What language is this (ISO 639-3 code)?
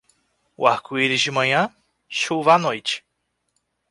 por